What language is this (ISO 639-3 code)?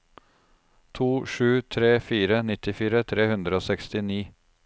nor